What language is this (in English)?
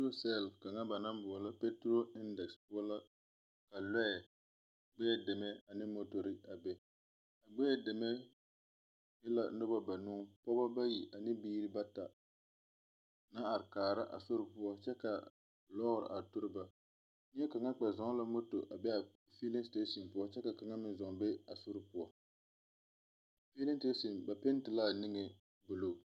Southern Dagaare